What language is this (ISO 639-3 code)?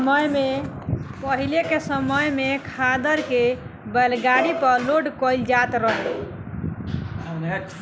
bho